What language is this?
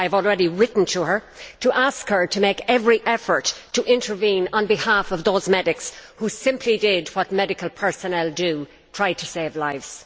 English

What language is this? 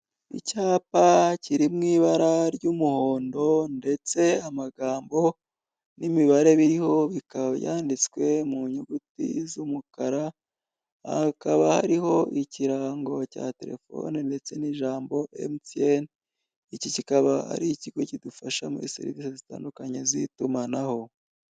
Kinyarwanda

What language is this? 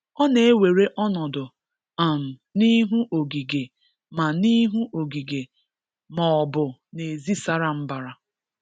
Igbo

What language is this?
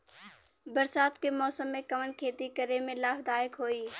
Bhojpuri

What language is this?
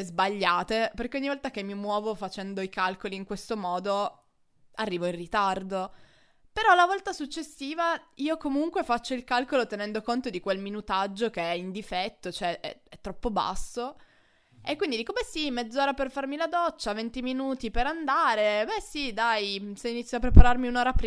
Italian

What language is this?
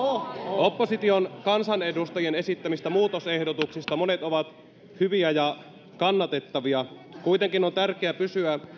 Finnish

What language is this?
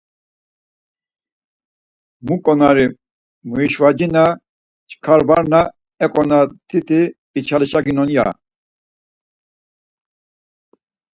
Laz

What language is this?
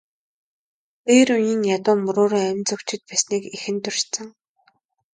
Mongolian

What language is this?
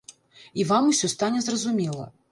Belarusian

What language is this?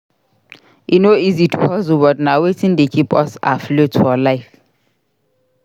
Nigerian Pidgin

